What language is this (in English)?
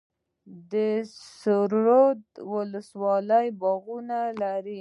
Pashto